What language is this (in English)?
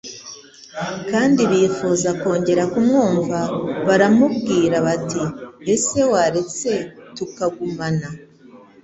Kinyarwanda